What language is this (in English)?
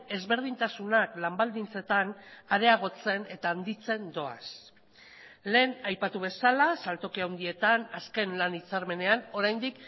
Basque